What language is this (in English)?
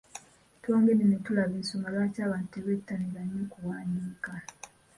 Ganda